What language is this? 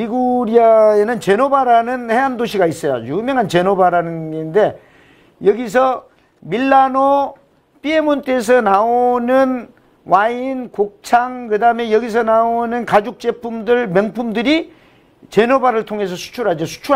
Korean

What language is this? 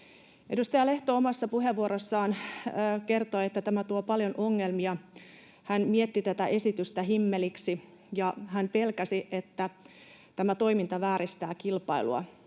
Finnish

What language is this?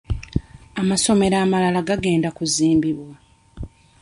Ganda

